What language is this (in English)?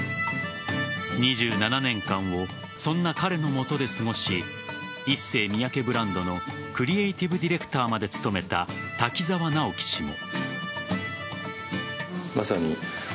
Japanese